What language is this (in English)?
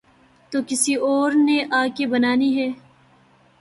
Urdu